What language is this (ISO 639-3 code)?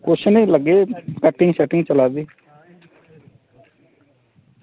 doi